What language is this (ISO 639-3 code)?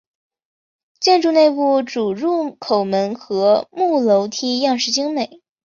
zho